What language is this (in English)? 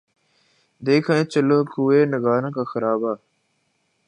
Urdu